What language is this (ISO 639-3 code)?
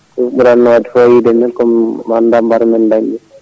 ful